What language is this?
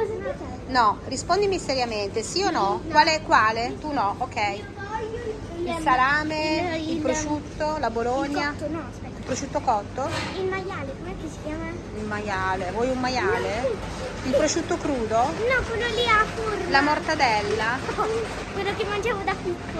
Italian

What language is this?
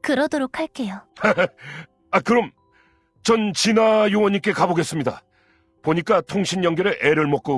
Korean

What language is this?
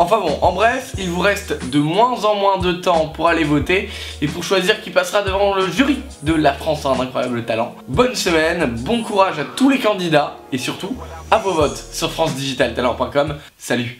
French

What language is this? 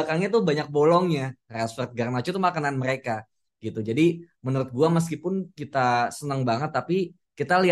Indonesian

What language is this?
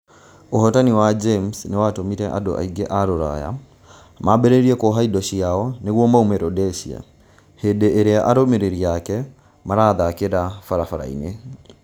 Kikuyu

